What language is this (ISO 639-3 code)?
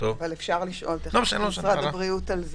heb